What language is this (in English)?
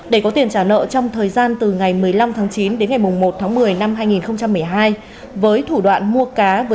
Vietnamese